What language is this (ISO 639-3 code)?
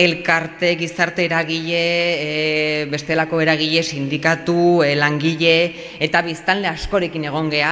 spa